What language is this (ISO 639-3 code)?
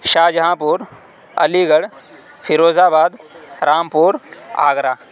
urd